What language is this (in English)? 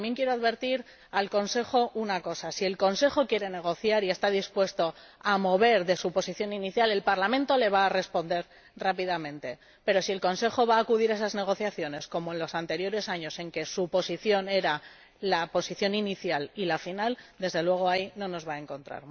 Spanish